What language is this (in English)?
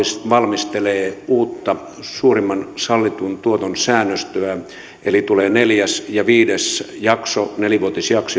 Finnish